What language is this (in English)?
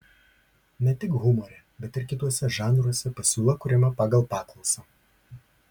Lithuanian